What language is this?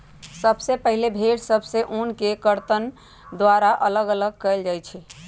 Magahi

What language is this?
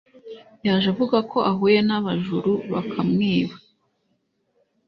Kinyarwanda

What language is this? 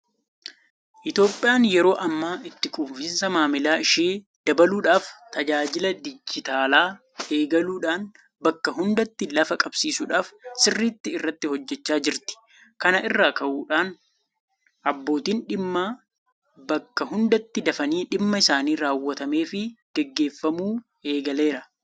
Oromo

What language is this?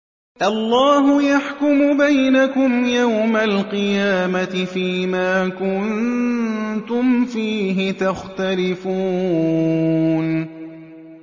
Arabic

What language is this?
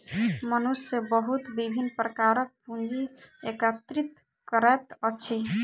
Maithili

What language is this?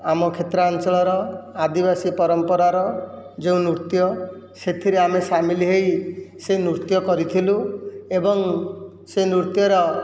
Odia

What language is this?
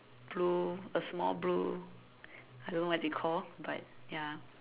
English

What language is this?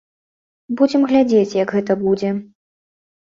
Belarusian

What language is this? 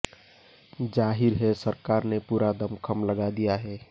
Hindi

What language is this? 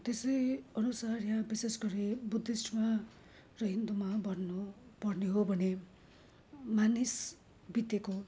Nepali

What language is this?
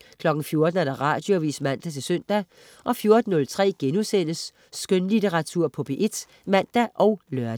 Danish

